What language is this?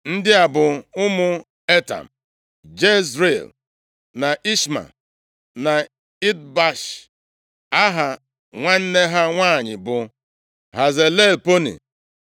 Igbo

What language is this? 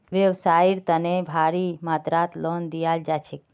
Magahi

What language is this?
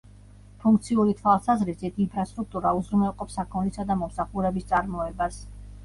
Georgian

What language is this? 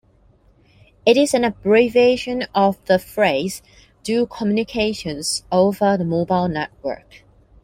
English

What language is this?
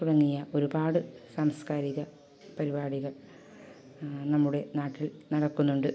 Malayalam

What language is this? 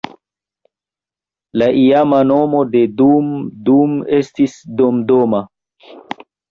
Esperanto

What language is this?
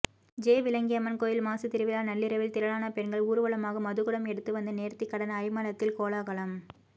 Tamil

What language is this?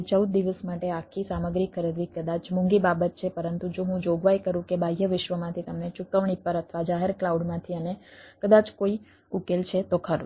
Gujarati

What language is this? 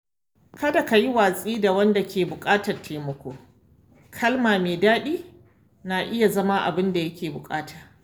Hausa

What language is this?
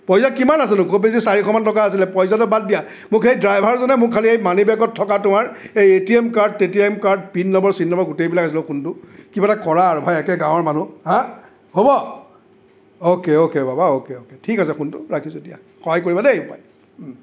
Assamese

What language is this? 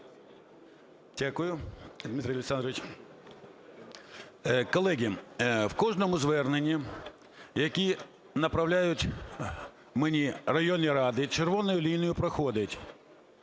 Ukrainian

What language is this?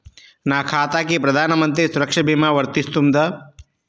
Telugu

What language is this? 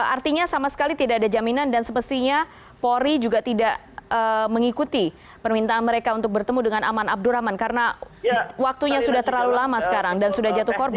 Indonesian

